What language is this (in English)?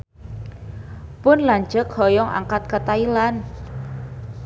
Sundanese